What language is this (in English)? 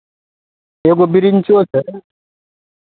Maithili